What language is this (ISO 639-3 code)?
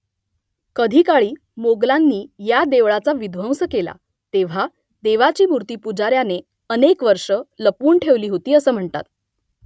mar